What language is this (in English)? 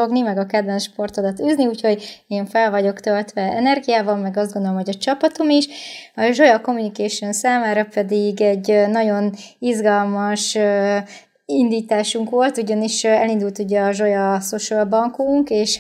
Hungarian